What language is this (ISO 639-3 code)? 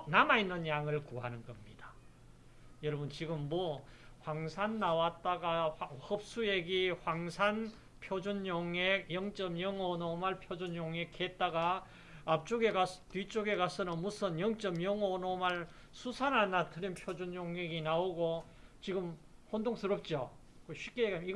kor